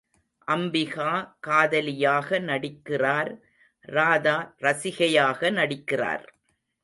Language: Tamil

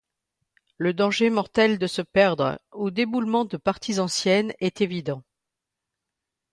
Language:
French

